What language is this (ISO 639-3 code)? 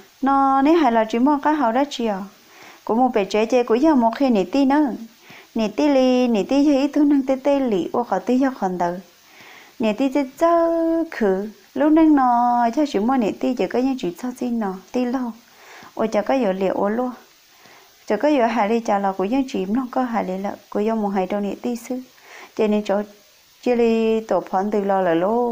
vie